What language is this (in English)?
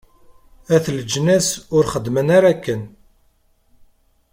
Kabyle